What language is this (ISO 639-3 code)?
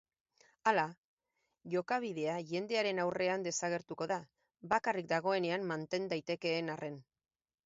eus